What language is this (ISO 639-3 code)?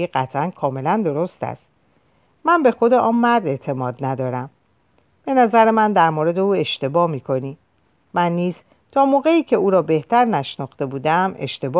fas